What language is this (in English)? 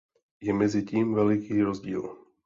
Czech